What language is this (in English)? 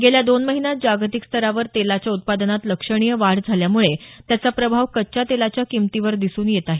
Marathi